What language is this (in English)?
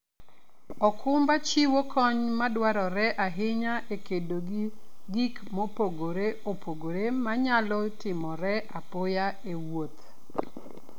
Luo (Kenya and Tanzania)